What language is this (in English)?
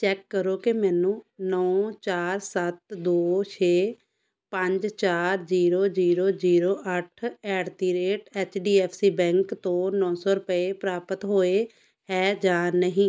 Punjabi